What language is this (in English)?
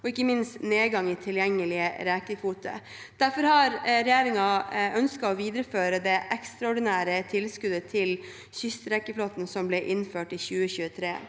Norwegian